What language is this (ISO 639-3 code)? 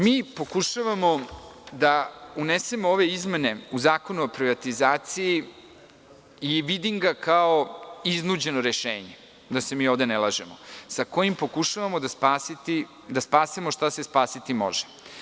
srp